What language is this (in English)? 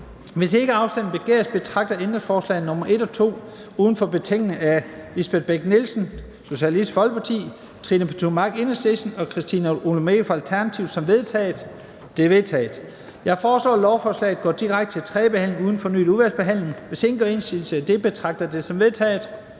Danish